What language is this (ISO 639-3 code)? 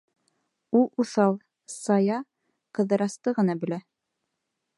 bak